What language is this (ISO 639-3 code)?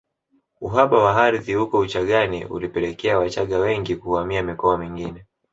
swa